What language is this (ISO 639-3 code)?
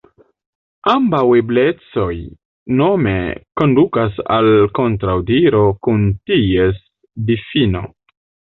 epo